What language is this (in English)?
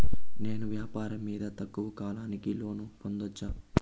Telugu